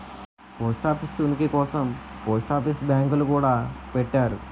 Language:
Telugu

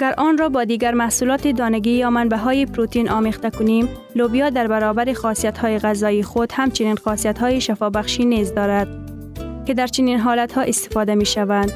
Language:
Persian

